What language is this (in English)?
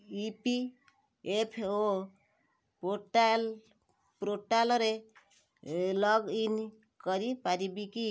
Odia